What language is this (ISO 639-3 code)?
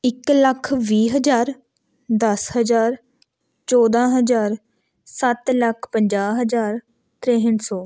pan